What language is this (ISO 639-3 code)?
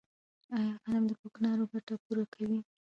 pus